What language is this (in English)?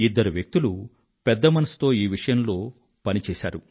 Telugu